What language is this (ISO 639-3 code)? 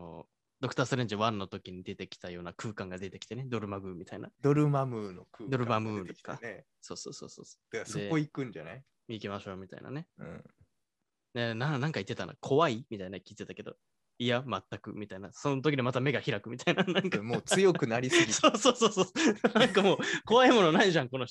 jpn